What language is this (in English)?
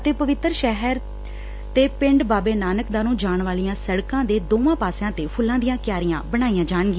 Punjabi